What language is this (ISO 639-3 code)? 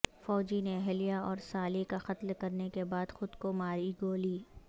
urd